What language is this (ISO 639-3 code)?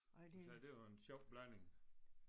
dan